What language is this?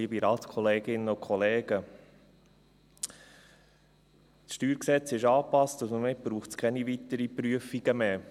Swiss German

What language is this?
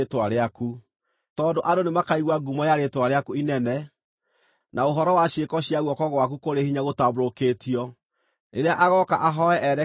Kikuyu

